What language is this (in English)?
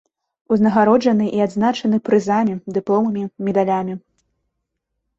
Belarusian